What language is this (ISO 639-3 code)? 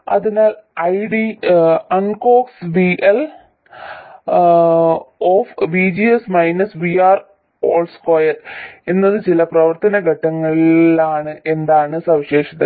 mal